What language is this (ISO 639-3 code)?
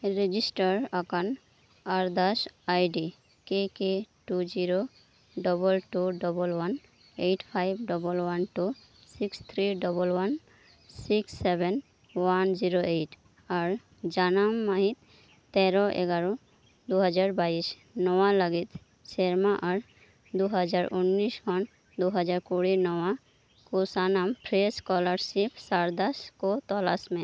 sat